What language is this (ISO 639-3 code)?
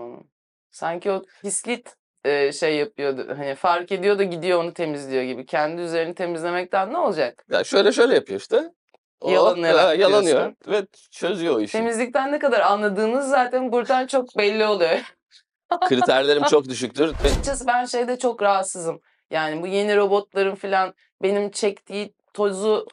tur